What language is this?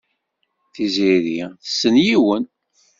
Kabyle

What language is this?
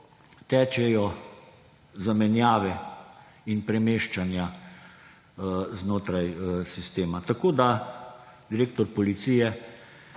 Slovenian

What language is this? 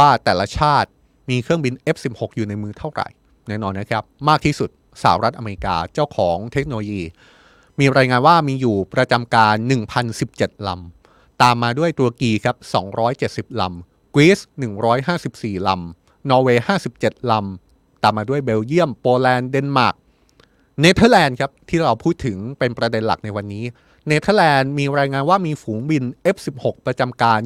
Thai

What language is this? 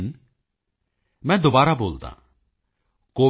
Punjabi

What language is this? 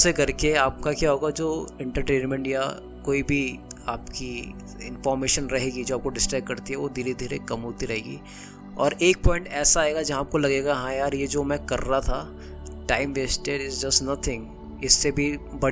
Hindi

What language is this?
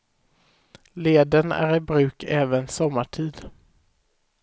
Swedish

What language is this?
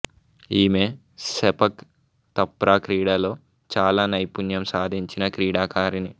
Telugu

